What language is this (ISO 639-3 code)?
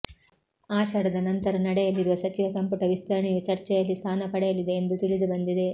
kan